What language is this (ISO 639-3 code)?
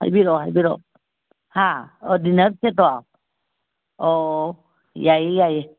mni